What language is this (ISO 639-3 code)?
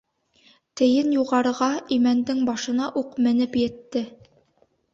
bak